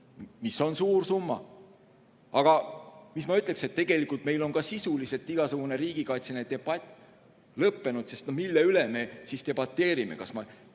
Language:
Estonian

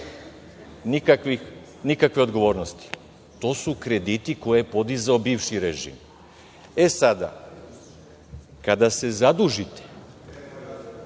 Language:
Serbian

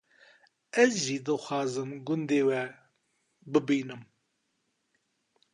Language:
Kurdish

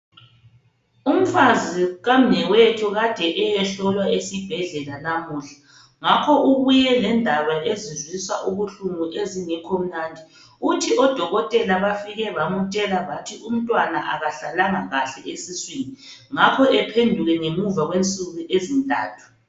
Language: North Ndebele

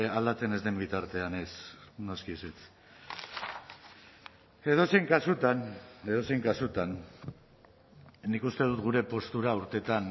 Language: Basque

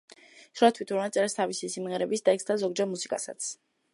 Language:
Georgian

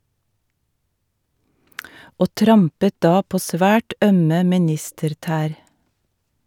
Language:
Norwegian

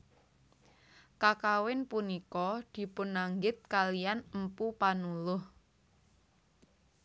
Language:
Javanese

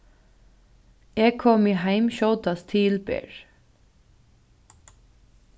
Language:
Faroese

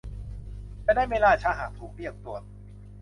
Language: Thai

